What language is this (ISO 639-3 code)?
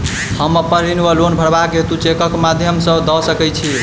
mai